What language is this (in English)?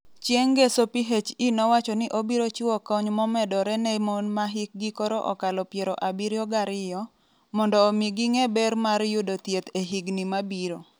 Luo (Kenya and Tanzania)